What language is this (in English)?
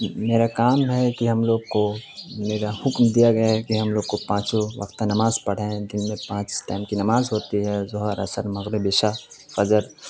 Urdu